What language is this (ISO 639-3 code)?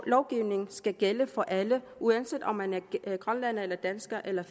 dan